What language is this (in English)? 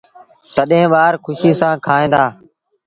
Sindhi Bhil